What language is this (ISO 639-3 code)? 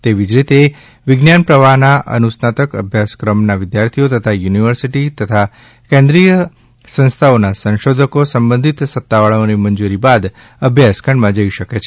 guj